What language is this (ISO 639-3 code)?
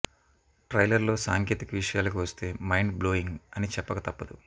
tel